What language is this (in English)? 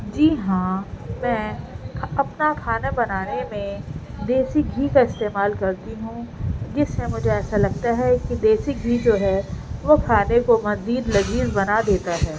Urdu